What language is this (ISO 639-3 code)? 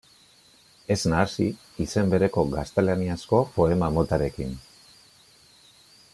eus